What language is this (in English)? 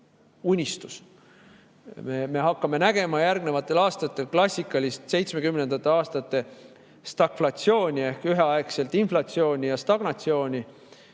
Estonian